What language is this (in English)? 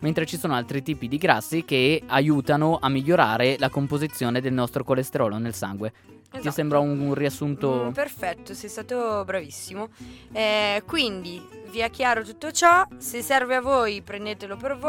Italian